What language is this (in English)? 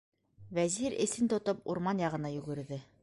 Bashkir